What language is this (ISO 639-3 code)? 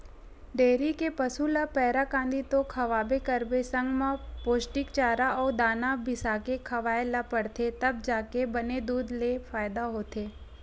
hne